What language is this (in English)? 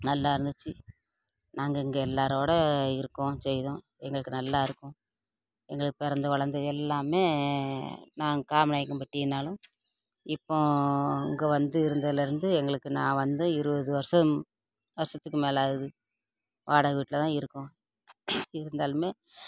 Tamil